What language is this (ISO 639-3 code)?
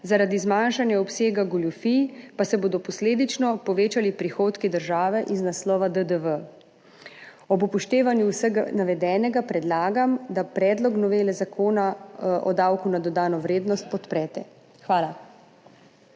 slv